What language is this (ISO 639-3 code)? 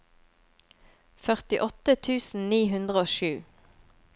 nor